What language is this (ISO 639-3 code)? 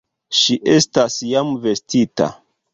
epo